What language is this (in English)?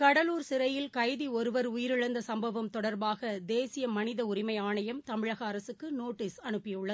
Tamil